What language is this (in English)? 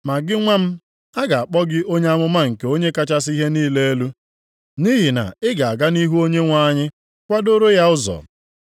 Igbo